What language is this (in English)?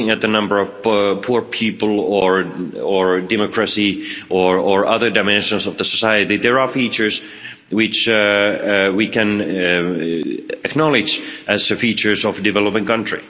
English